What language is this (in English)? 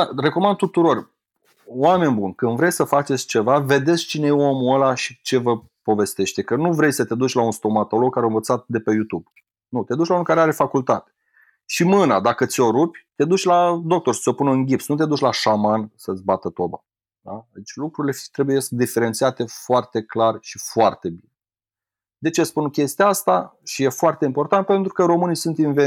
Romanian